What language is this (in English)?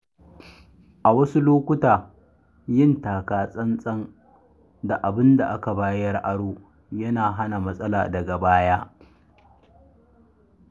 Hausa